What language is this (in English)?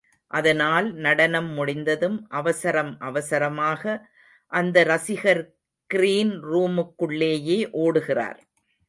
Tamil